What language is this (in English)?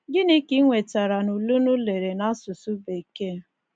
Igbo